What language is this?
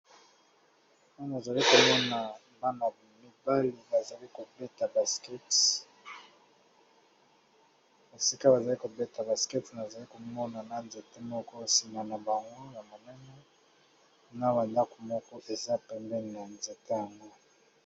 Lingala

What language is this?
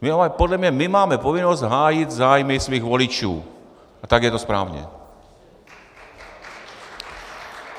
Czech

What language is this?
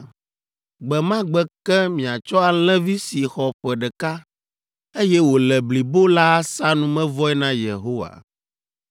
Ewe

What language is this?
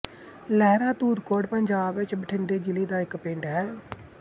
Punjabi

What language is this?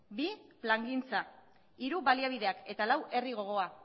Basque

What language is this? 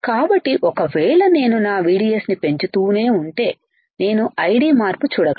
Telugu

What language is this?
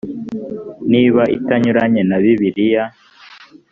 Kinyarwanda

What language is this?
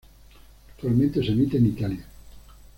Spanish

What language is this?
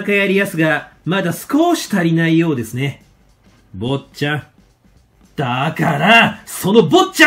Japanese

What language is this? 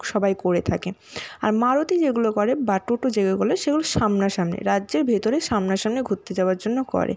Bangla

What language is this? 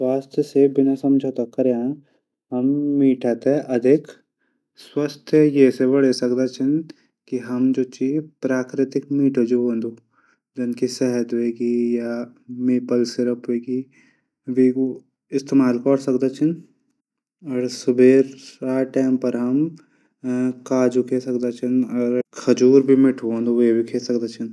Garhwali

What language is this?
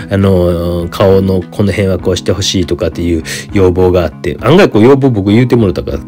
Japanese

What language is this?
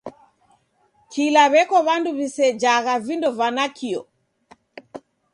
Taita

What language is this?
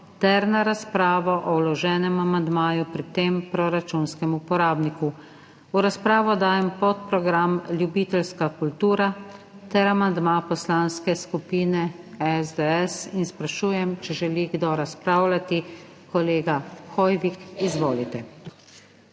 Slovenian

